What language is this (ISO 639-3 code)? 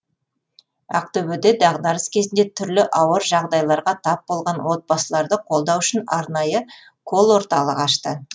kaz